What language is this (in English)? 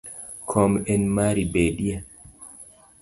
Luo (Kenya and Tanzania)